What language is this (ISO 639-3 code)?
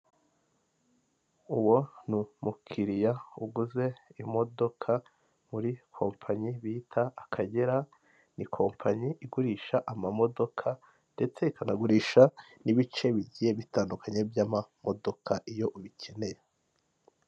kin